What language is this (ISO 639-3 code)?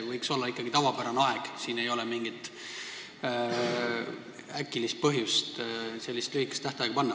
est